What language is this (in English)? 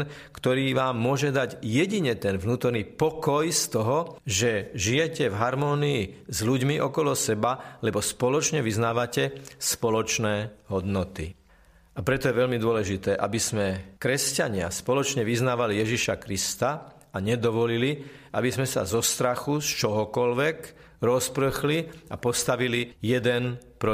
Slovak